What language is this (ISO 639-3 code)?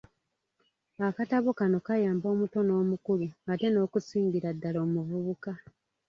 lug